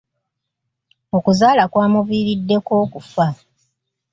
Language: Ganda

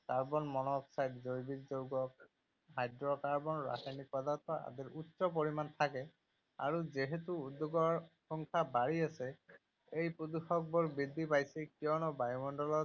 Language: Assamese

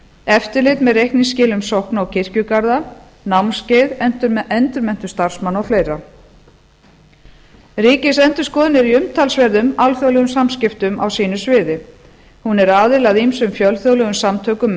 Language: Icelandic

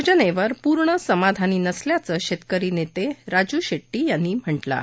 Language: Marathi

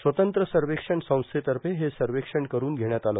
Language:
Marathi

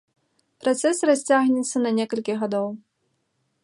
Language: Belarusian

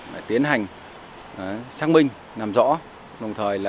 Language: Vietnamese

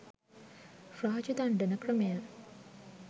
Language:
Sinhala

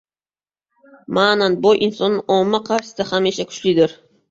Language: Uzbek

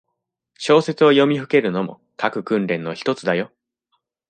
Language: Japanese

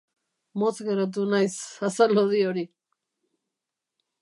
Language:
Basque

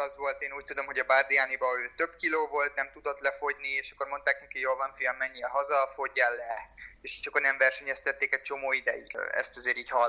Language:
Hungarian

